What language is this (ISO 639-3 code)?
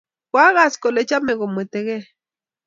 kln